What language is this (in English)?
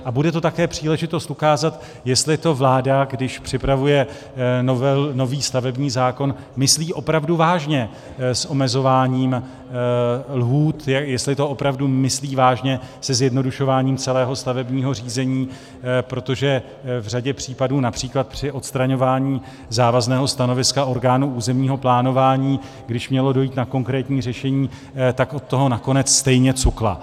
Czech